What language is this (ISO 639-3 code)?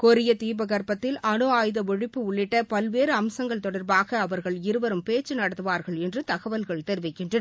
tam